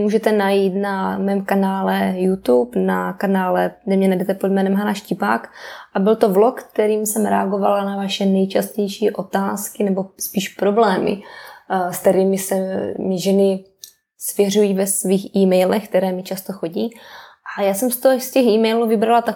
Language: Czech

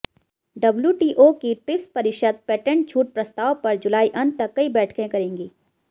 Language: Hindi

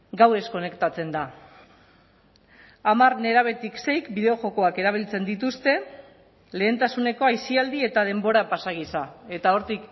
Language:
Basque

